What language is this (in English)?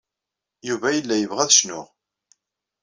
Kabyle